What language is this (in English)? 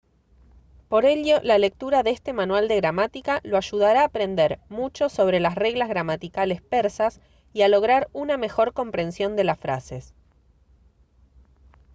Spanish